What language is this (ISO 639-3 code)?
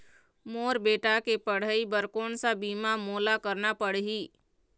hne